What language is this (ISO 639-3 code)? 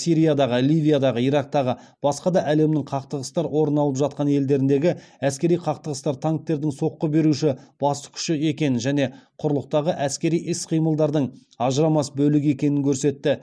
kaz